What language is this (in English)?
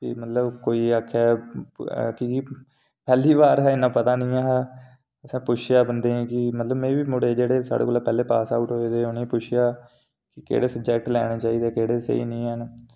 Dogri